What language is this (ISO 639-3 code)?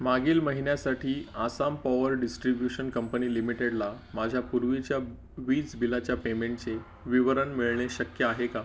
mar